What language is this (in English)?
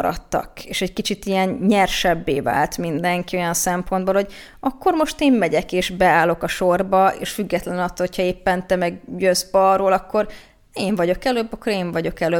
Hungarian